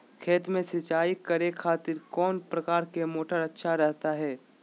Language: Magahi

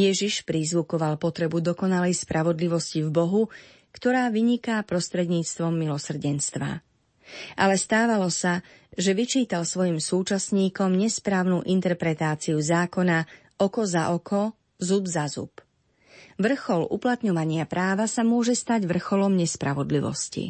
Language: Slovak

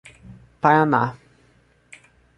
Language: Portuguese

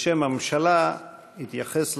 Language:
Hebrew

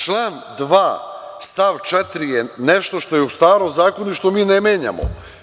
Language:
Serbian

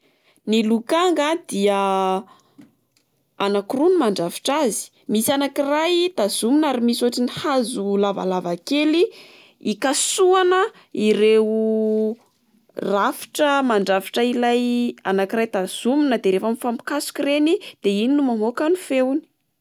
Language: Malagasy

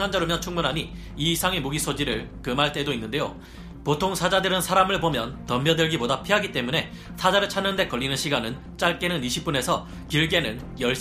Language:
Korean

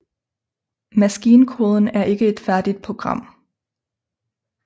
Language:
Danish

